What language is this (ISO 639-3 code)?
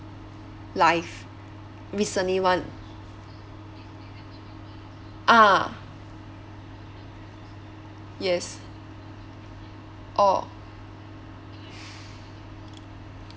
eng